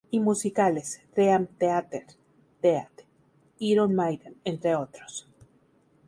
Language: Spanish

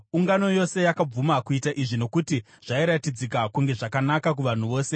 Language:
Shona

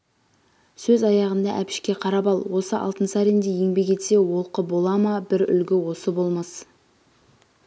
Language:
Kazakh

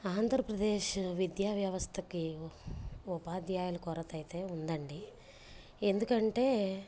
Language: Telugu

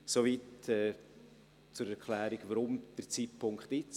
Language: Swiss German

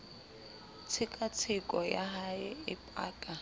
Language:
Southern Sotho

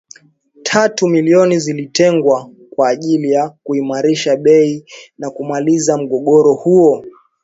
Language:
Swahili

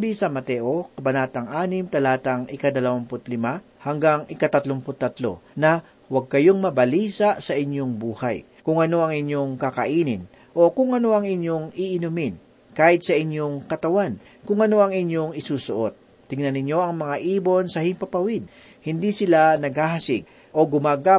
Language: Filipino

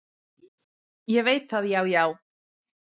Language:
Icelandic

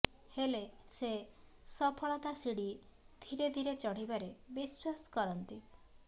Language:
Odia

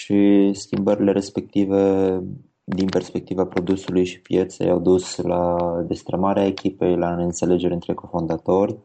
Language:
Romanian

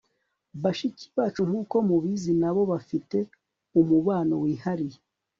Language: Kinyarwanda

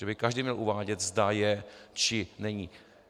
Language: Czech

